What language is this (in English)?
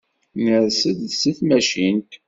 Kabyle